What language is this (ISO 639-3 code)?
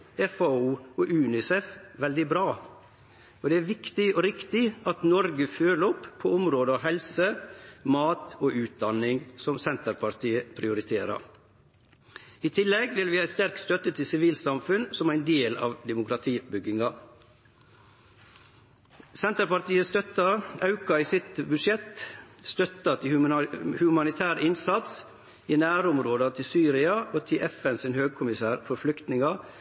nno